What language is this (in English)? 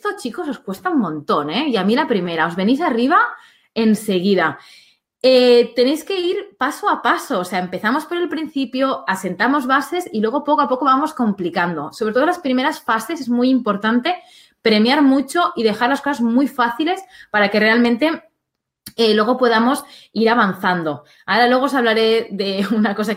Spanish